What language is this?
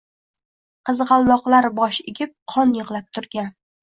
Uzbek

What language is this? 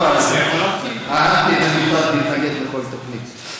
Hebrew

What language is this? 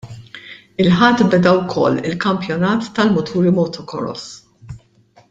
Maltese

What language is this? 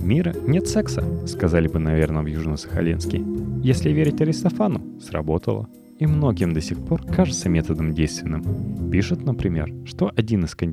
Russian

